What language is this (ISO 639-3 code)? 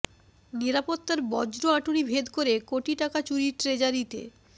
ben